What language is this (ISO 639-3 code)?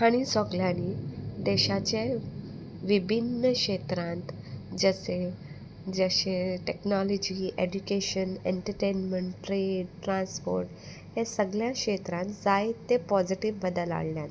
kok